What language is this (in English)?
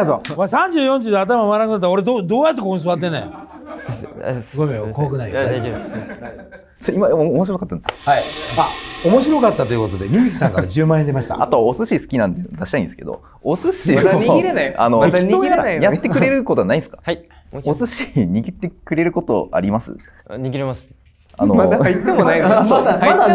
Japanese